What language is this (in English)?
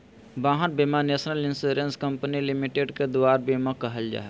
Magahi